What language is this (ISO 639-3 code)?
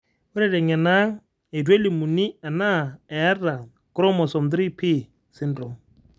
mas